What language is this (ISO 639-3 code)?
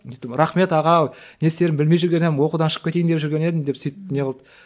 kaz